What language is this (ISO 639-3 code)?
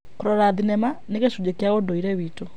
kik